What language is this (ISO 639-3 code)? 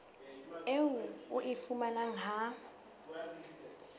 sot